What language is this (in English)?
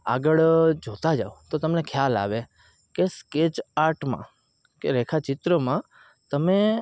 Gujarati